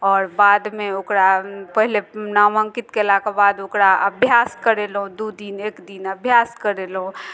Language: Maithili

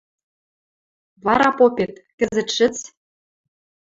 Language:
Western Mari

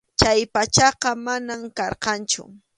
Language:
Arequipa-La Unión Quechua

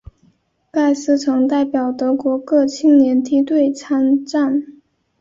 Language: Chinese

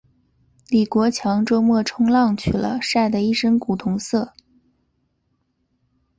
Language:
Chinese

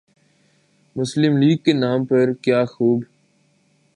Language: Urdu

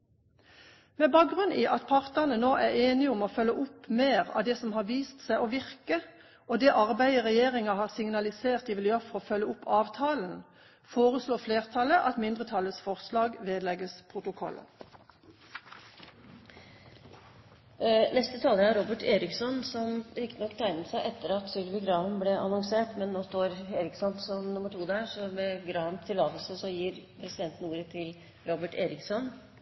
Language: Norwegian Bokmål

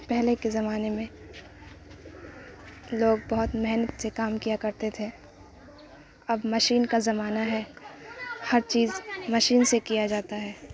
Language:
Urdu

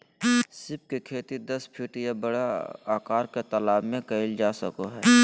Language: Magahi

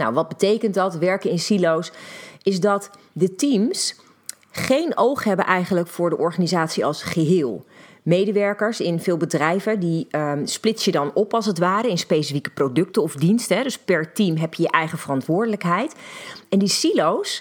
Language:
Dutch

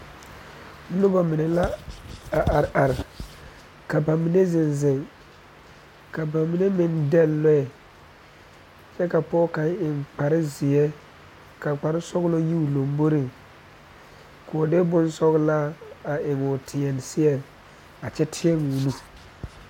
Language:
Southern Dagaare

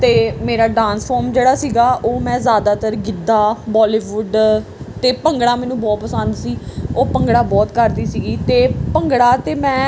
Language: Punjabi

